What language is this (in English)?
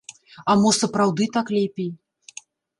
Belarusian